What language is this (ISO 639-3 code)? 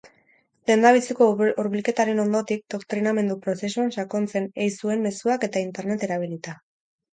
eus